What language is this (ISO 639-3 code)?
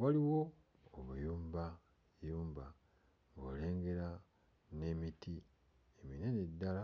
lug